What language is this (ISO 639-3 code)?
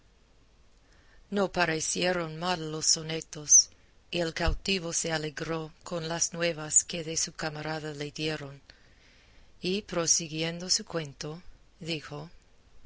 spa